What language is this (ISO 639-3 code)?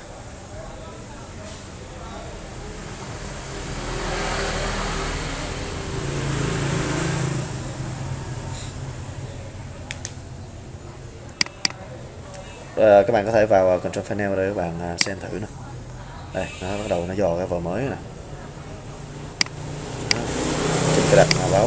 vie